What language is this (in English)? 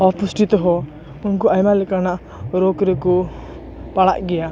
Santali